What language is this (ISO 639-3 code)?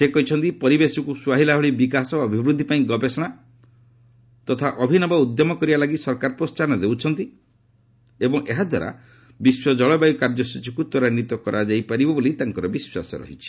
ori